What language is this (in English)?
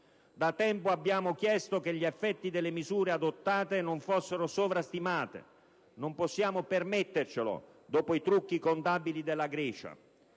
Italian